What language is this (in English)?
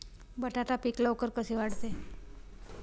Marathi